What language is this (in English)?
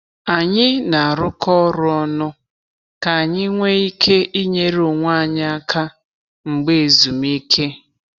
Igbo